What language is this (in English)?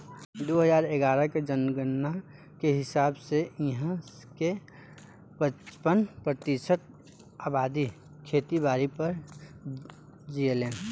Bhojpuri